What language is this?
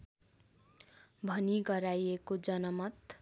Nepali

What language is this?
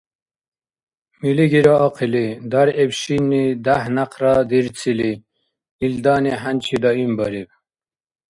Dargwa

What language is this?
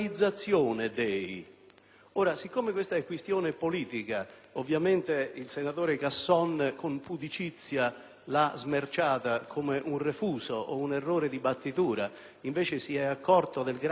Italian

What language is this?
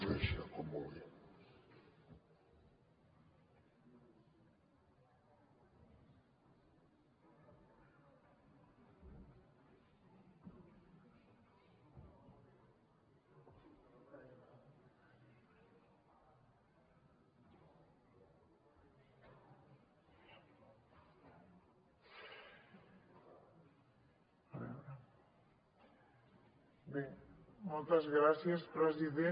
Catalan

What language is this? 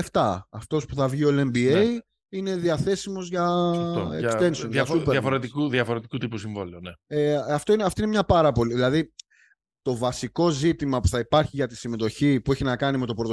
Greek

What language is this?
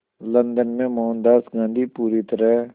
Hindi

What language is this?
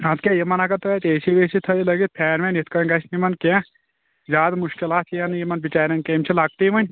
Kashmiri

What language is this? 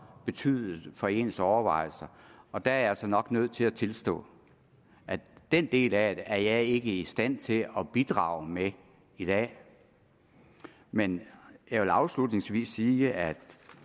Danish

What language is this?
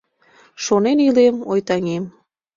Mari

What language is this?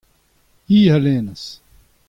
Breton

